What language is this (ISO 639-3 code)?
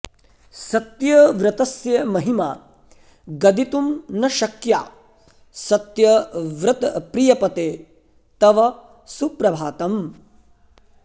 san